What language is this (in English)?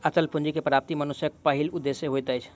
Maithili